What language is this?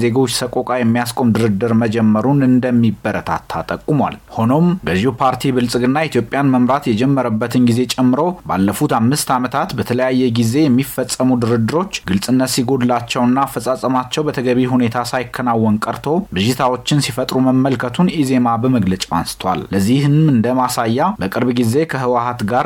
Amharic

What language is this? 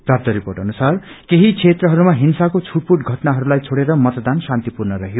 Nepali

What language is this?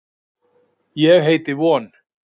Icelandic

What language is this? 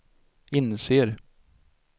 Swedish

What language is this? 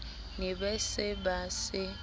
Southern Sotho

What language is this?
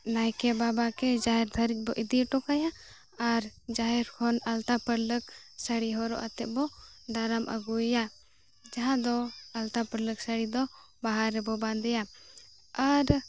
Santali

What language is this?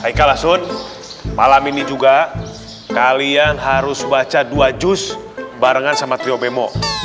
Indonesian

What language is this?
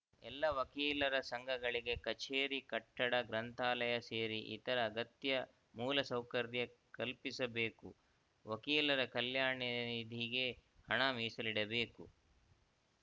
Kannada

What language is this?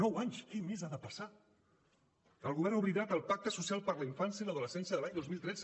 Catalan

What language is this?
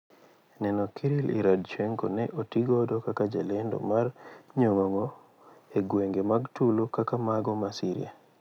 Luo (Kenya and Tanzania)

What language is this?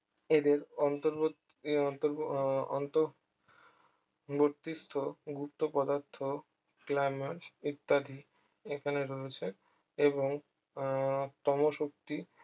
Bangla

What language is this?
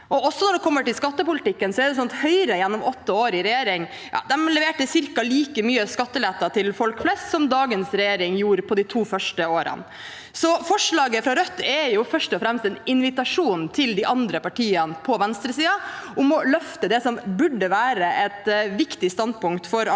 Norwegian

